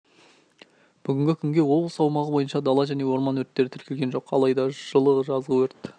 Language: Kazakh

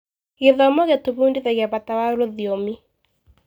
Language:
Kikuyu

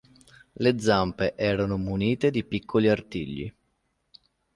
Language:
Italian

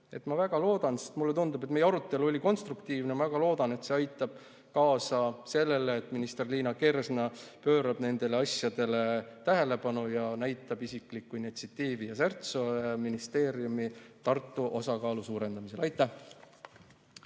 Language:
Estonian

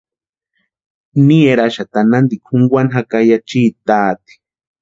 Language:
Western Highland Purepecha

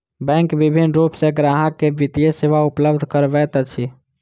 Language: Maithili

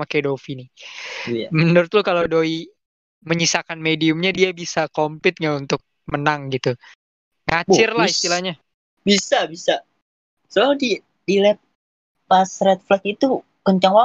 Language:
Indonesian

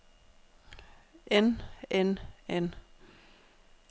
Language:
Danish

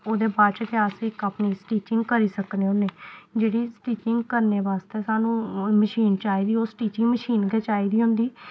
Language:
Dogri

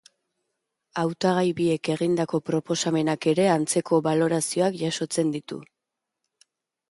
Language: Basque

